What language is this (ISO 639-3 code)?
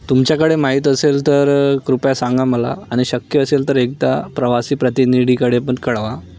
mar